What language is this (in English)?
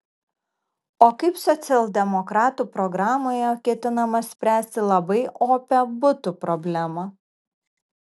Lithuanian